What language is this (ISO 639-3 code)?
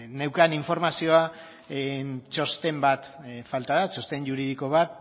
eus